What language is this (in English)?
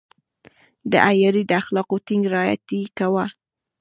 Pashto